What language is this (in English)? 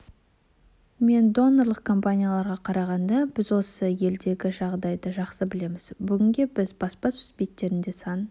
Kazakh